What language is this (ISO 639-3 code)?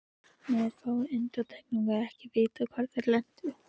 isl